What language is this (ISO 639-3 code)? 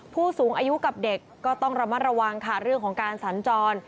tha